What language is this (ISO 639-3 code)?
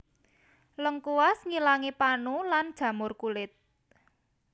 jav